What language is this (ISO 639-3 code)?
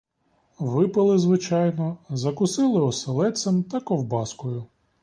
ukr